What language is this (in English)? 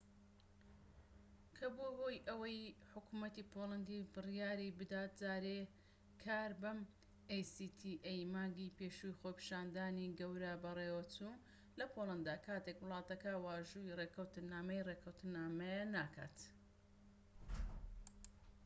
Central Kurdish